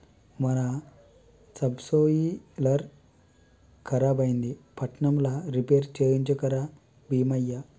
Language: Telugu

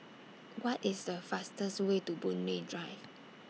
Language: English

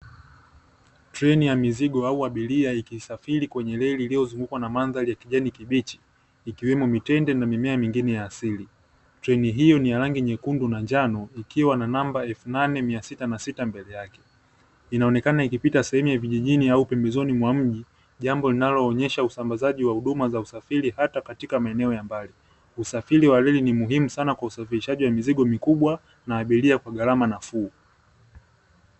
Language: Swahili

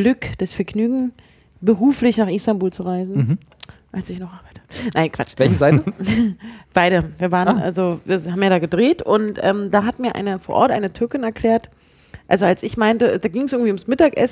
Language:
German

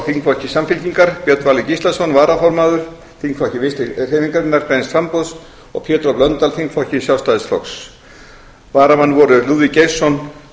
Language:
Icelandic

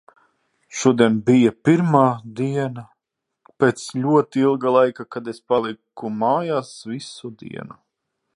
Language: Latvian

